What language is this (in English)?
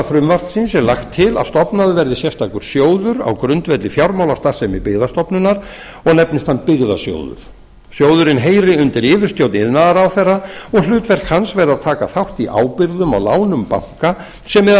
Icelandic